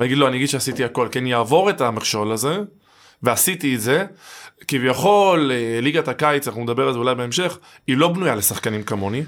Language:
Hebrew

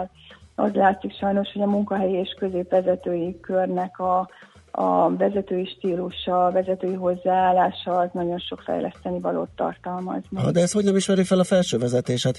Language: Hungarian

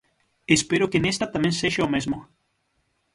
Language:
Galician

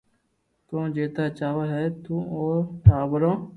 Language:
Loarki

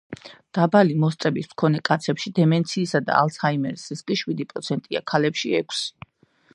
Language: Georgian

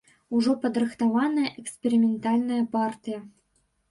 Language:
Belarusian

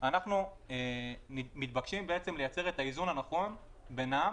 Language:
Hebrew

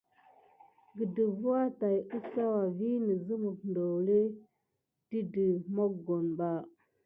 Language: Gidar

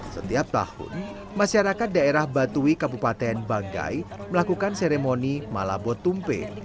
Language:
Indonesian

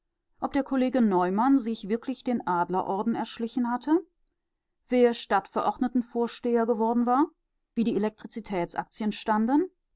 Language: German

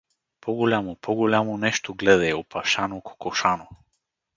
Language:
Bulgarian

